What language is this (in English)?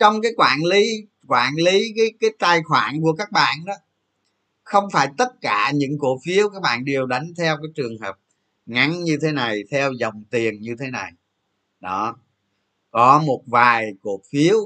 Vietnamese